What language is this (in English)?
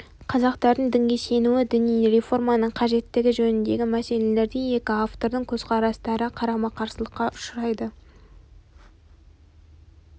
Kazakh